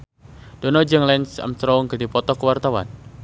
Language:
Sundanese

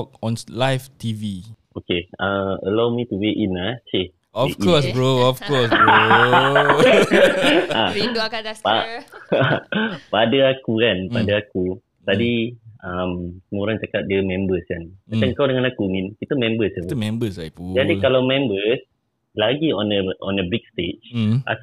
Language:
Malay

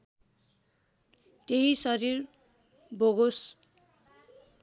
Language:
Nepali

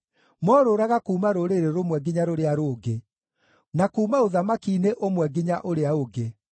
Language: Kikuyu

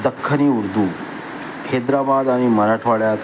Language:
Marathi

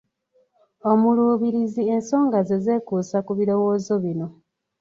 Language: Ganda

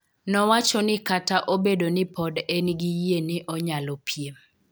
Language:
Luo (Kenya and Tanzania)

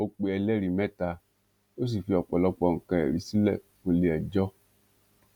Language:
Yoruba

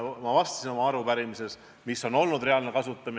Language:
Estonian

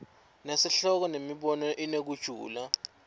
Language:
Swati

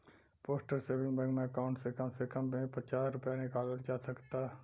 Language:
Bhojpuri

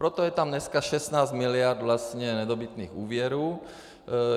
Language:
Czech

